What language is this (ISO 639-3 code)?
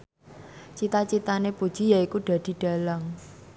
jav